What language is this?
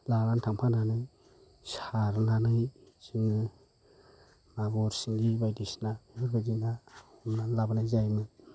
Bodo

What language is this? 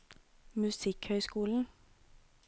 Norwegian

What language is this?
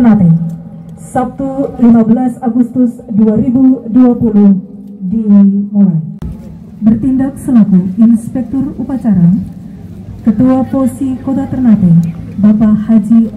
Indonesian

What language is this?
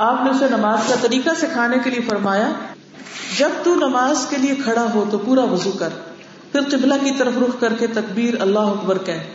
Urdu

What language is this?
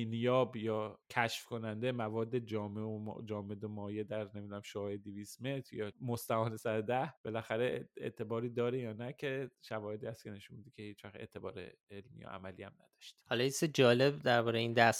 Persian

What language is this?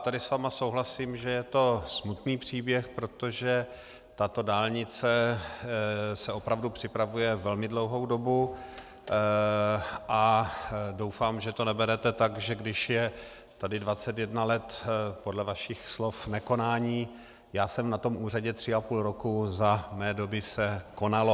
Czech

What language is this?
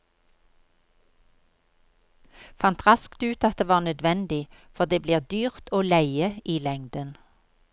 Norwegian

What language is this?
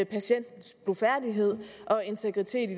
Danish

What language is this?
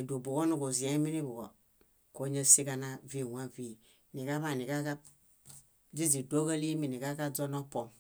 Bayot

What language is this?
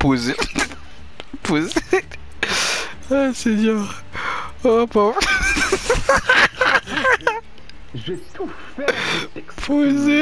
French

